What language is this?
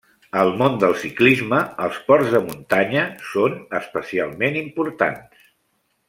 Catalan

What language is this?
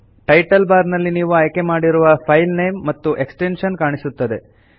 Kannada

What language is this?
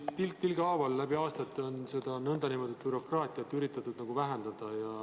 Estonian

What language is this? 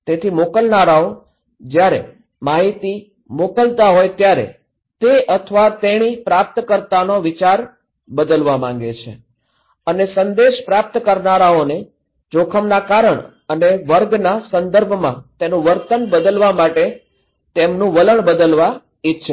Gujarati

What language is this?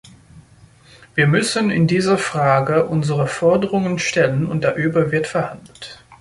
German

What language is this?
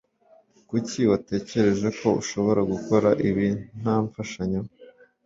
Kinyarwanda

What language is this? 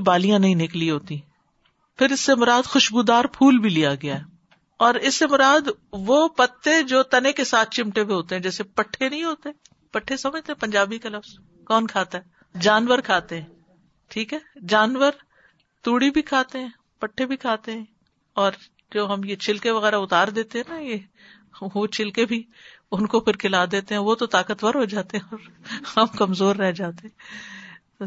Urdu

